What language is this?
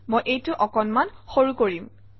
Assamese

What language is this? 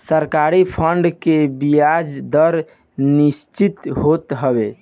Bhojpuri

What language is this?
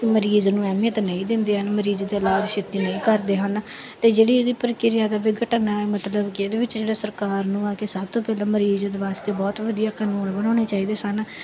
Punjabi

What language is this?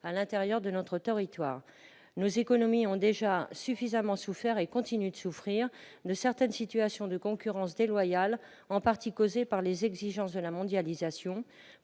French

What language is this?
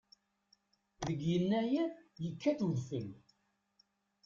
Kabyle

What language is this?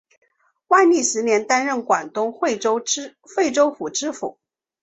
Chinese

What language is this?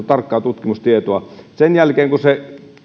Finnish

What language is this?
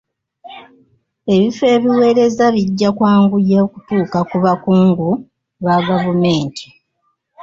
Ganda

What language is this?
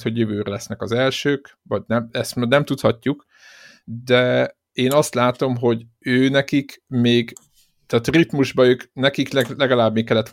Hungarian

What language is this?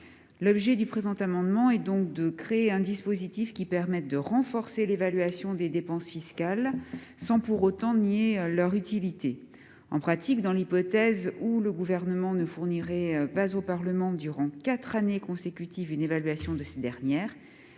French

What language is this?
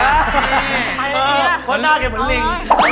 Thai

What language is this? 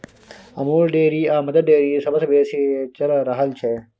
Maithili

